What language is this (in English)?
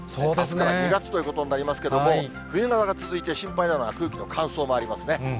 Japanese